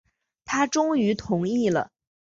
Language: Chinese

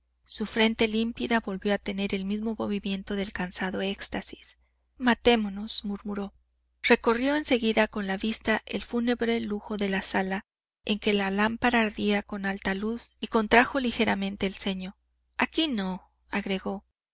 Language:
Spanish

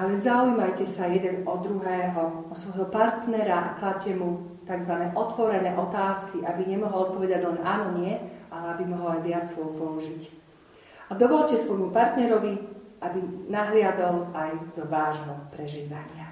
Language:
Slovak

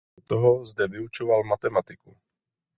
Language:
Czech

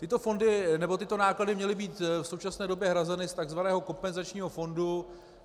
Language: Czech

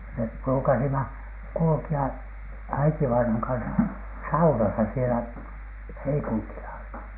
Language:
Finnish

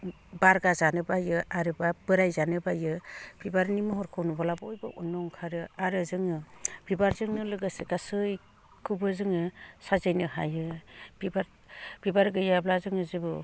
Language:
Bodo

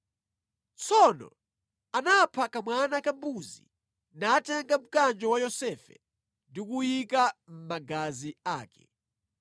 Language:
Nyanja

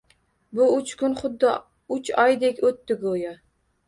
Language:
Uzbek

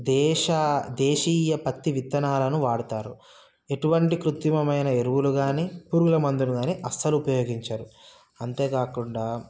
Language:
Telugu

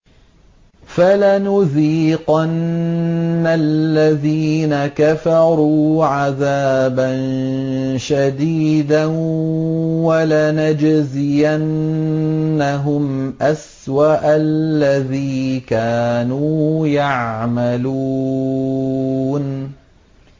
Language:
Arabic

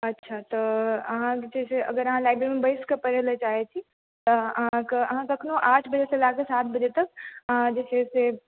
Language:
Maithili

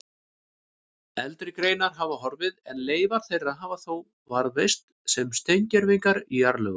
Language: Icelandic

